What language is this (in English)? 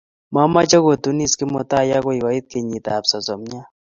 Kalenjin